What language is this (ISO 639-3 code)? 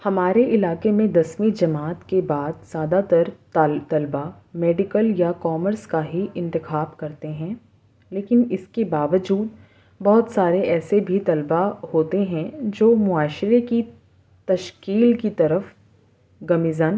urd